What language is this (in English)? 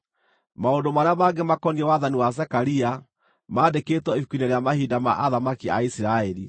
Kikuyu